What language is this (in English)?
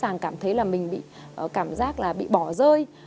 Vietnamese